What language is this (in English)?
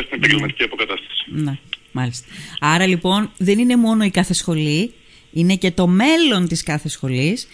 Greek